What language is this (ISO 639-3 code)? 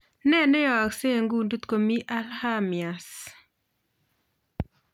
kln